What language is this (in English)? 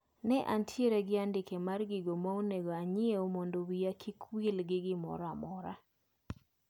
Luo (Kenya and Tanzania)